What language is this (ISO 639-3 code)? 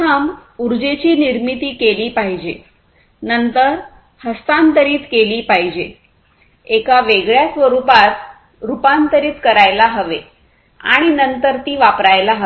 mar